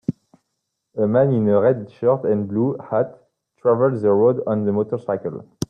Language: English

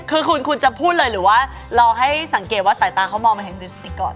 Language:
Thai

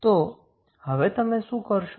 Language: Gujarati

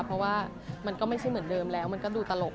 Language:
Thai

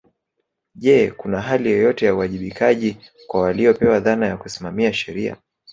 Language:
Swahili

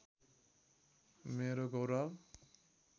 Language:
Nepali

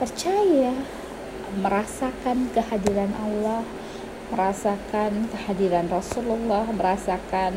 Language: Indonesian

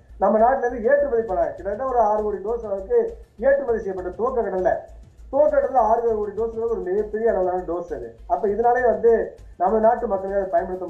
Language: Tamil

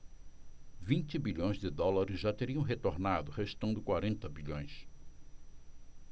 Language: Portuguese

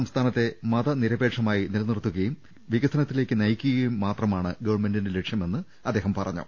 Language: Malayalam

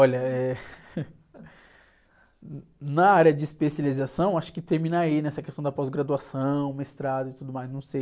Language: Portuguese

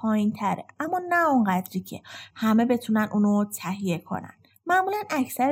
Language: Persian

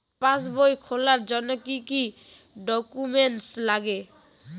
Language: Bangla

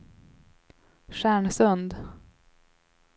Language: Swedish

